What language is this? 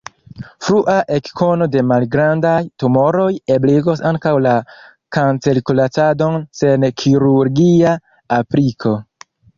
Esperanto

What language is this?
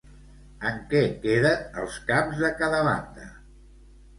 Catalan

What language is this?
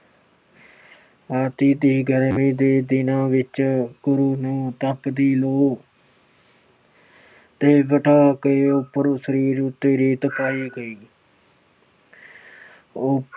Punjabi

